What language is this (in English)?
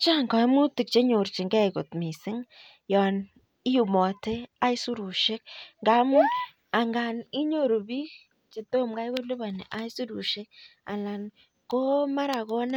Kalenjin